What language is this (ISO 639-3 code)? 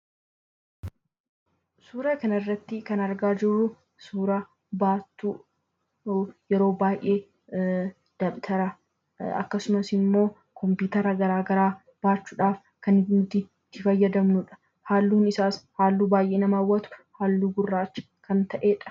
orm